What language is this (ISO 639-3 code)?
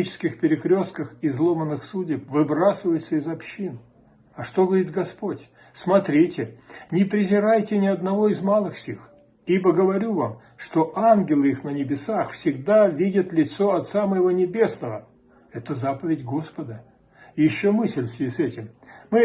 rus